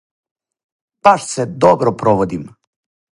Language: Serbian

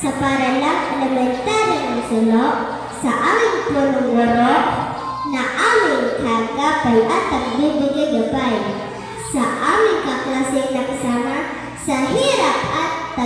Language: Filipino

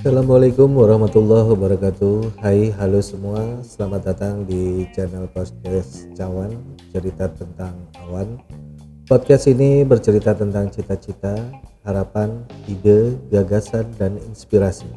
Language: Indonesian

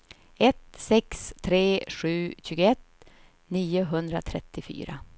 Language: Swedish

